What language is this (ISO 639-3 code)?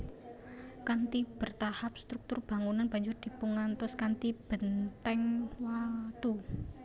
jav